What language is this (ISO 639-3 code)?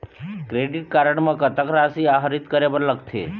hne